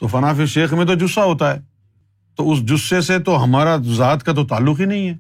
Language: Urdu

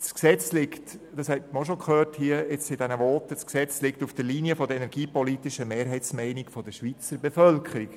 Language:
Swiss German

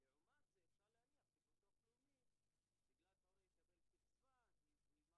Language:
Hebrew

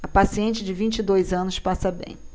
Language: Portuguese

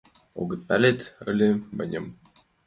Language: Mari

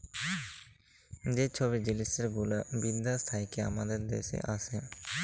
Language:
Bangla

